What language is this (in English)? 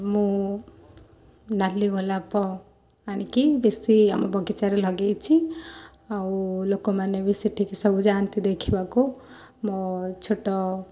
Odia